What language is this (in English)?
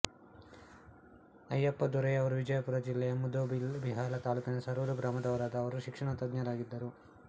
Kannada